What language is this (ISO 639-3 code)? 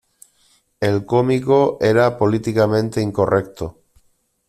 spa